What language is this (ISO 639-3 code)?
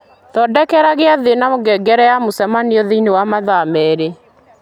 kik